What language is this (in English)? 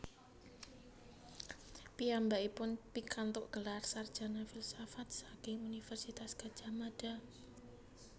Javanese